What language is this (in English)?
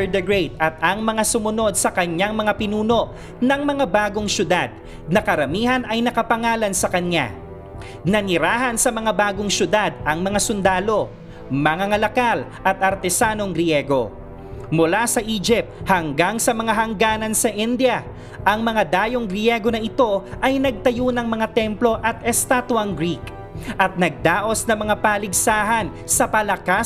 Filipino